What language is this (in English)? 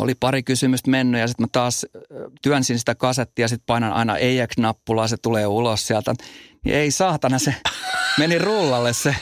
Finnish